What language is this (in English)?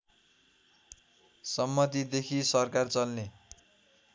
Nepali